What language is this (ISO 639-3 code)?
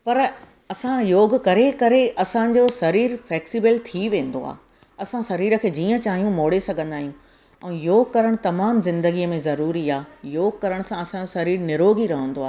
snd